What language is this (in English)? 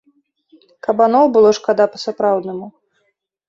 Belarusian